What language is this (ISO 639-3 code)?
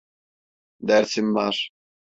tur